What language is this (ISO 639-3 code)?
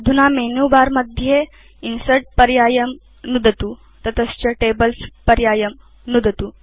san